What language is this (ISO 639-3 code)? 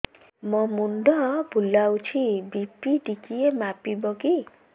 ori